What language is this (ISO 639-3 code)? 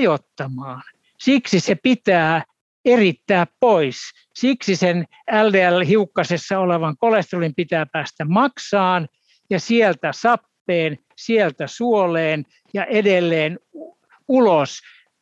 fin